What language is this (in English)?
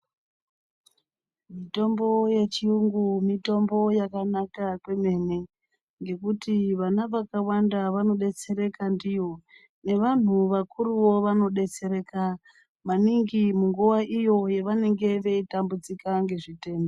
Ndau